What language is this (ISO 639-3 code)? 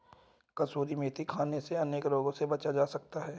hin